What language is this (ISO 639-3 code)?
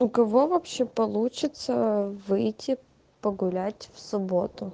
rus